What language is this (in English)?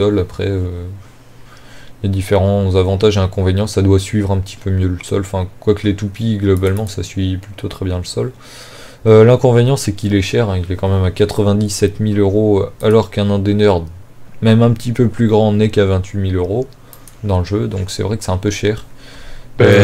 French